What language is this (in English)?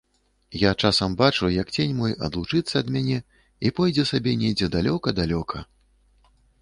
Belarusian